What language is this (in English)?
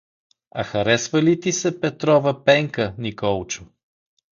Bulgarian